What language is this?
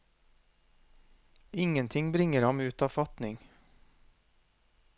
Norwegian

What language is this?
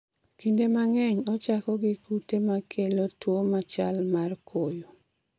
Luo (Kenya and Tanzania)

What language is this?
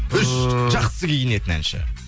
Kazakh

